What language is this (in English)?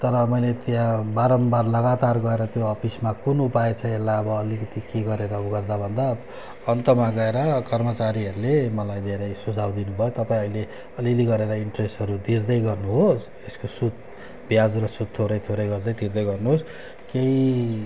Nepali